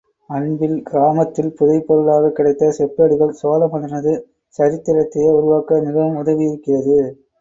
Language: Tamil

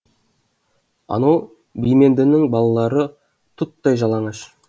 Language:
Kazakh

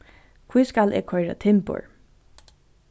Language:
Faroese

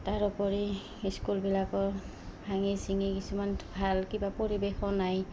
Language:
Assamese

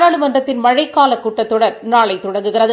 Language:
Tamil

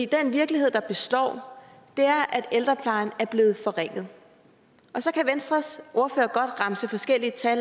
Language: Danish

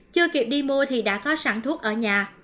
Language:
Vietnamese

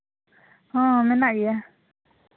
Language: Santali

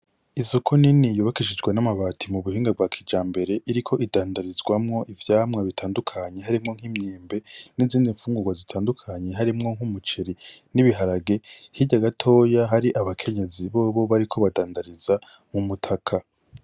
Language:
Rundi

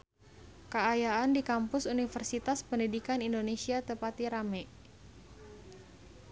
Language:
Sundanese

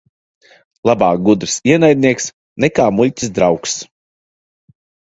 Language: Latvian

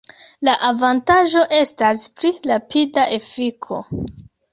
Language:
Esperanto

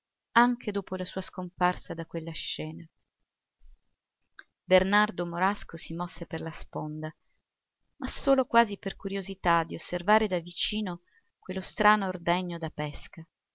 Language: Italian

